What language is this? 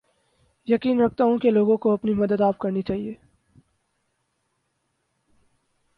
Urdu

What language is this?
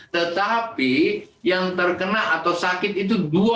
Indonesian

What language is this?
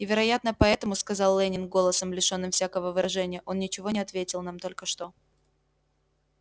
Russian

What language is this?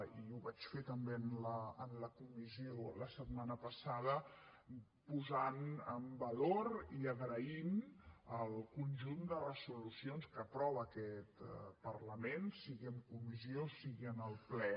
Catalan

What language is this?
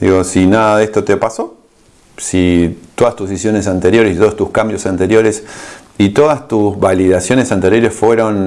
Spanish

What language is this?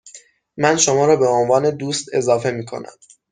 Persian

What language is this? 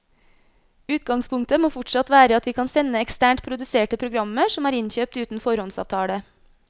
Norwegian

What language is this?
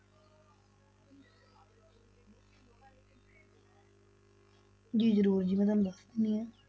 Punjabi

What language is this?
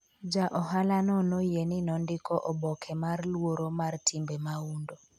Luo (Kenya and Tanzania)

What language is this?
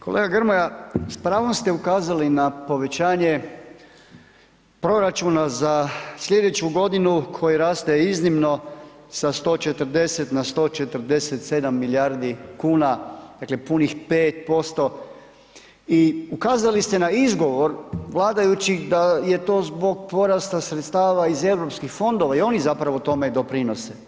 Croatian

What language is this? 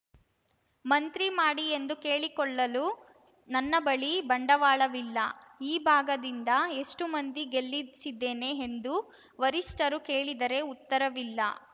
Kannada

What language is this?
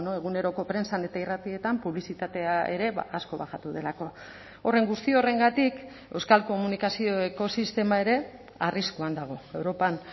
Basque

